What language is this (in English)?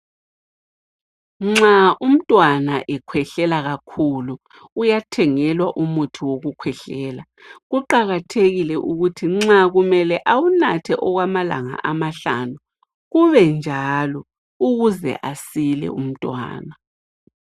North Ndebele